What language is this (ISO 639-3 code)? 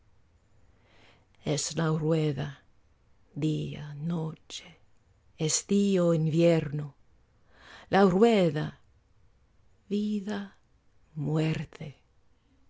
spa